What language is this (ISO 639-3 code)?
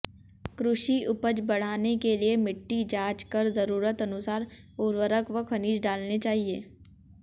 hin